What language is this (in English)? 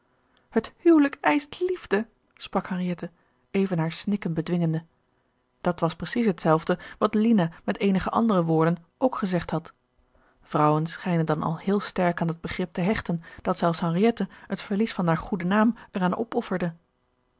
Dutch